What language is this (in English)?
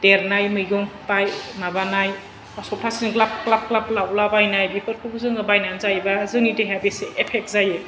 Bodo